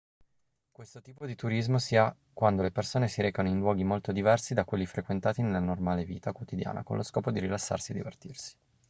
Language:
Italian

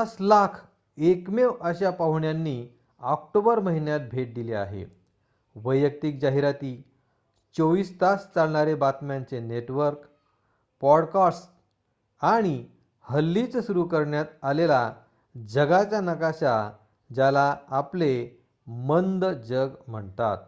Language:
Marathi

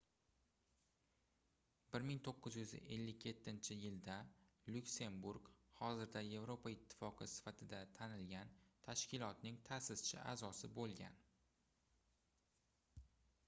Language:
Uzbek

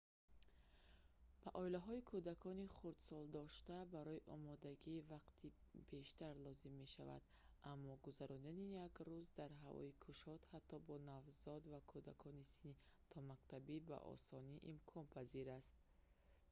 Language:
Tajik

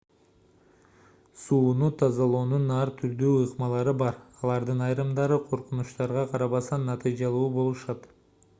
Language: Kyrgyz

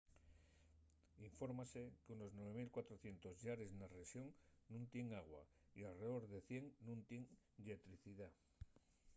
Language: Asturian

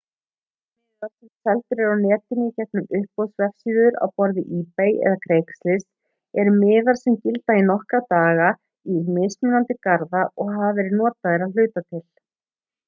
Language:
Icelandic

